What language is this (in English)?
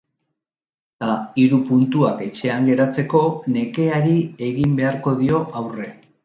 Basque